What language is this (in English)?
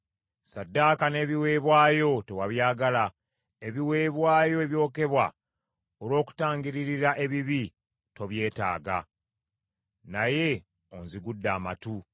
Ganda